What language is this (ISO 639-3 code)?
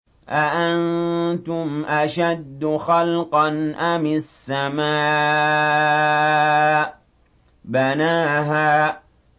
ara